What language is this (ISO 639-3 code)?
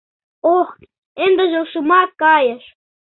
chm